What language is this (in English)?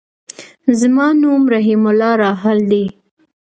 Pashto